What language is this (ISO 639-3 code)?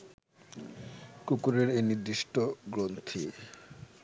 ben